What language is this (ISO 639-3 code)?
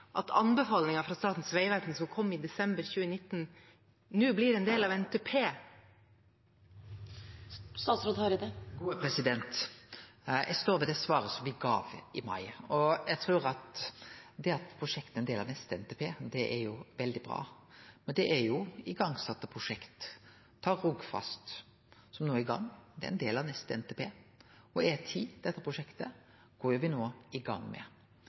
nor